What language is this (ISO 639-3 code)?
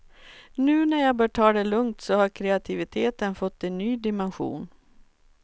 swe